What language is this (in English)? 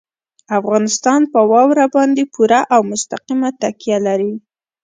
Pashto